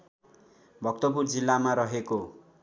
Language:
Nepali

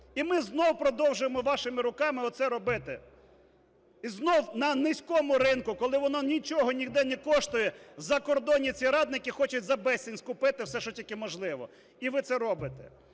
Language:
Ukrainian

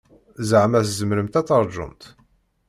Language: Kabyle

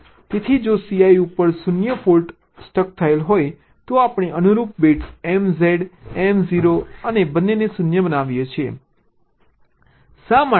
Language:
Gujarati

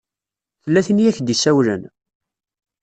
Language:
Kabyle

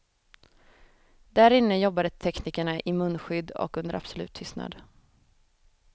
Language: Swedish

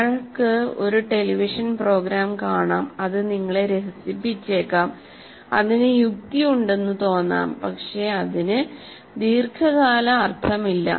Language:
Malayalam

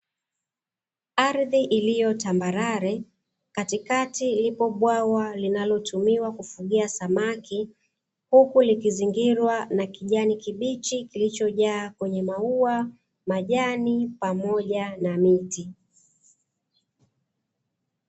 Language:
Swahili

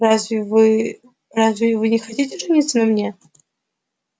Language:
Russian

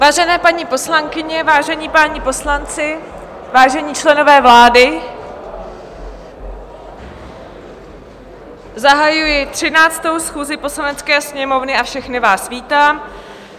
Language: Czech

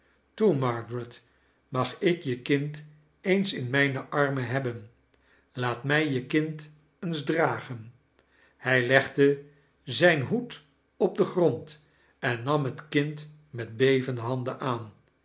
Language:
Dutch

